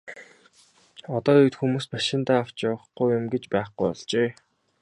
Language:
Mongolian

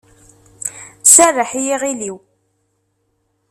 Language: Kabyle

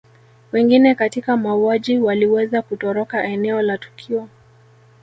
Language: Swahili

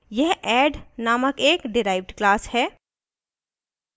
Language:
Hindi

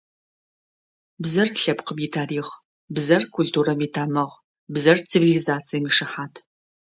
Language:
Adyghe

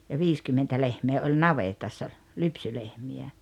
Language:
Finnish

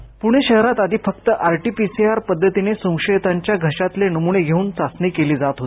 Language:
Marathi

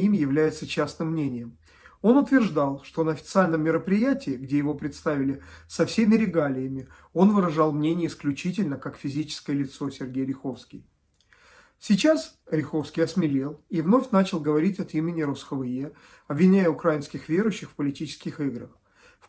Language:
Russian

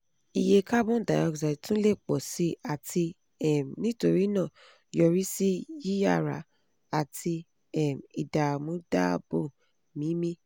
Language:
Yoruba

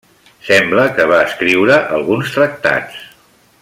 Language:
Catalan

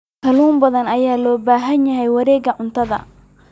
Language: Somali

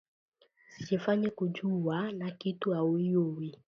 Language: Swahili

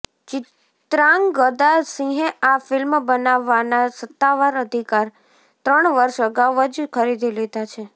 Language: Gujarati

